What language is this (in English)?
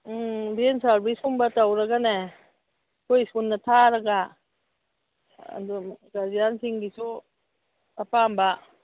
Manipuri